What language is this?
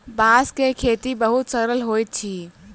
Maithili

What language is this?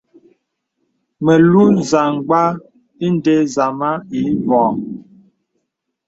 Bebele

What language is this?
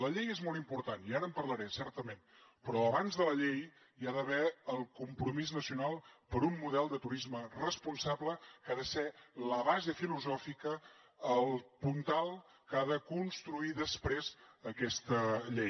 Catalan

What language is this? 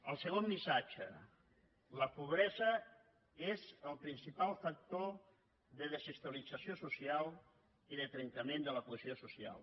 Catalan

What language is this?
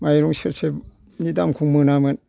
Bodo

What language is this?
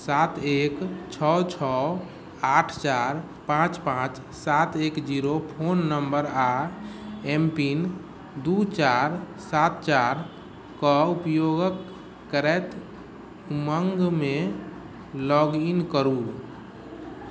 Maithili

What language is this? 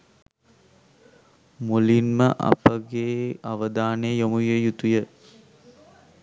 Sinhala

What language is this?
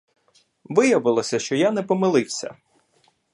Ukrainian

